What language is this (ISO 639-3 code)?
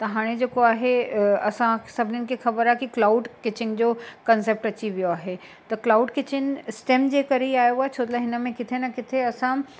snd